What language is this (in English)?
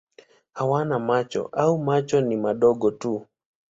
Swahili